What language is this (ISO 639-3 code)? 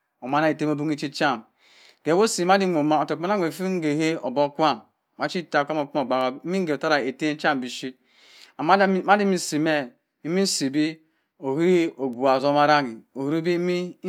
mfn